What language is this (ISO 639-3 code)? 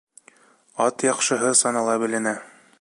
bak